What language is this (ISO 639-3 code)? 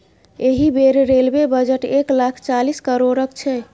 mai